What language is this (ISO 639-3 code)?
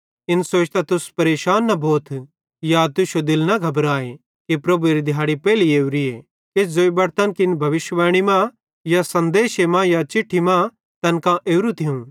bhd